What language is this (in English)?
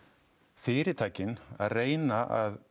Icelandic